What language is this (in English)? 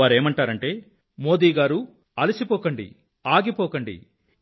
Telugu